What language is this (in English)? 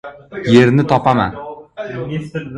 Uzbek